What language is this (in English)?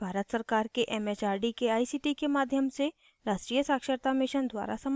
Hindi